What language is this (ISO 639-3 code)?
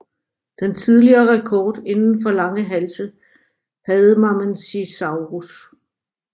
dan